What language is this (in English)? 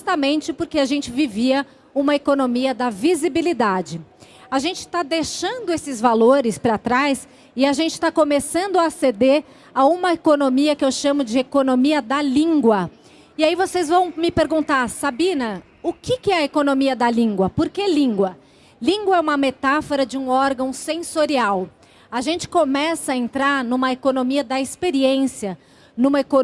Portuguese